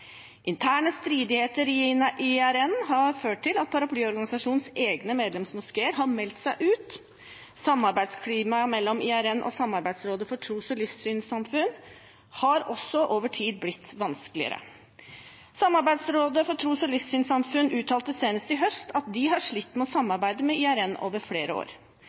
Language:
Norwegian Bokmål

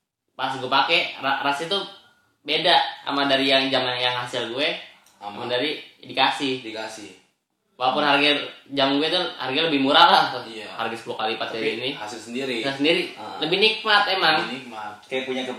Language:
Indonesian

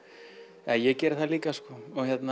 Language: Icelandic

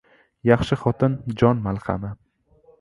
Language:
Uzbek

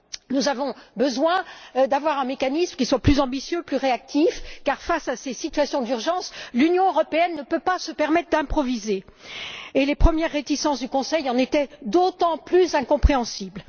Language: French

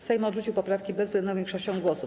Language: Polish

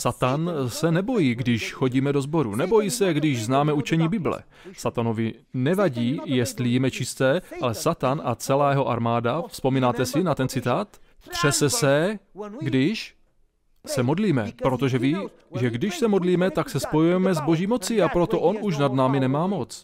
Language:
Czech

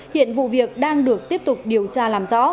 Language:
Vietnamese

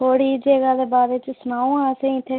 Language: Dogri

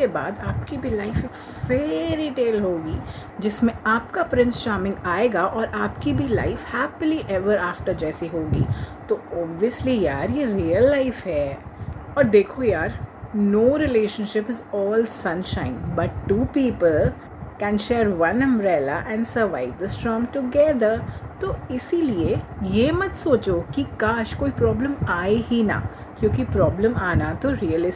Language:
Hindi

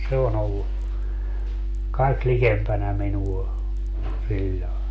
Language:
Finnish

